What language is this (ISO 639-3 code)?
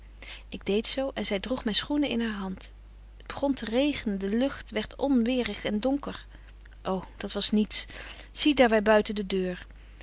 nld